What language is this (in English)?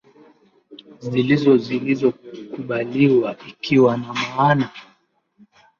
Swahili